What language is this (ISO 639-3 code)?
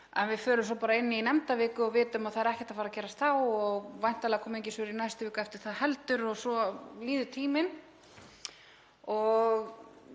isl